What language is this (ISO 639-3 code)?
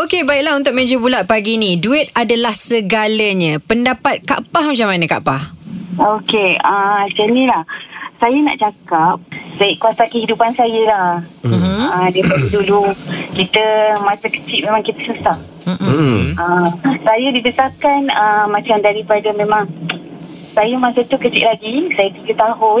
msa